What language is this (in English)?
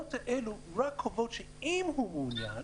Hebrew